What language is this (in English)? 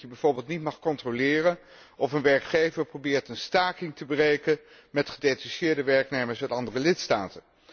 Dutch